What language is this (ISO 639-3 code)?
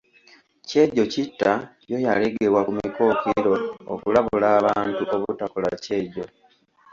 lug